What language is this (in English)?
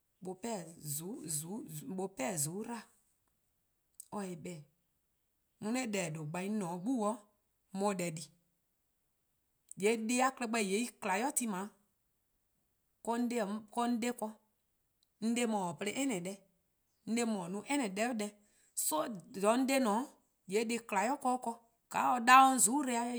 Eastern Krahn